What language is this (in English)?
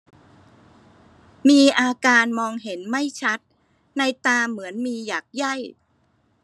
Thai